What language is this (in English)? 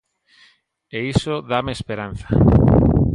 Galician